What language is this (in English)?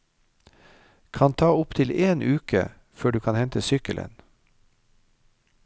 Norwegian